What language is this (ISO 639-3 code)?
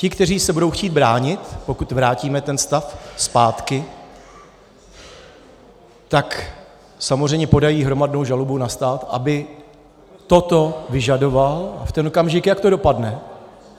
ces